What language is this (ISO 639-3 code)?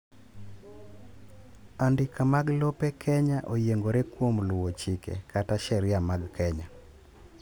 luo